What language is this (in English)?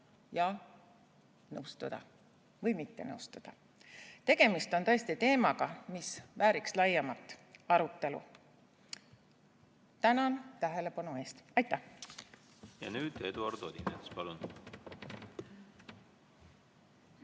Estonian